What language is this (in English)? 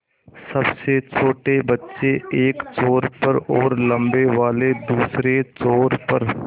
Hindi